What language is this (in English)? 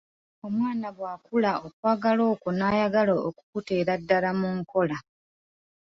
Ganda